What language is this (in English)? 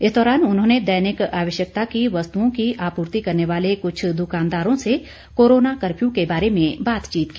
Hindi